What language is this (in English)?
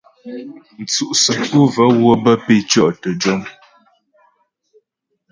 Ghomala